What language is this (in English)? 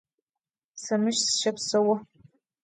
Adyghe